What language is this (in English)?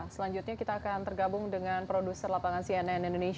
Indonesian